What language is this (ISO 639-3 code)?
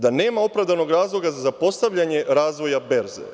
srp